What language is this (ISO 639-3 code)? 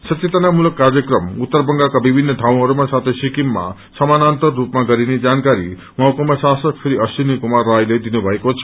nep